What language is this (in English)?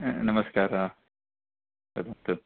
Sanskrit